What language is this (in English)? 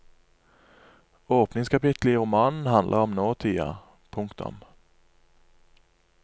Norwegian